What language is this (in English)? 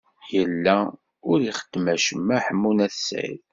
Kabyle